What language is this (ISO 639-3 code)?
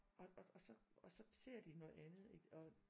dan